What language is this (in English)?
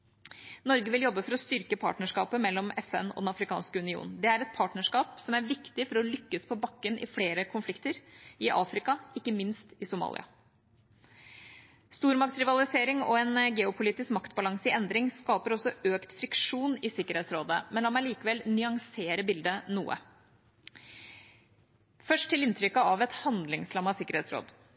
Norwegian Bokmål